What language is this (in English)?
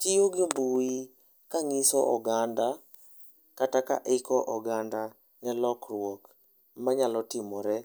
Luo (Kenya and Tanzania)